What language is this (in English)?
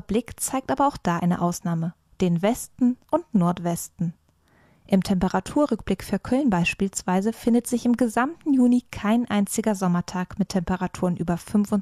German